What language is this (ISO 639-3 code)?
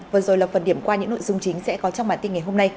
vie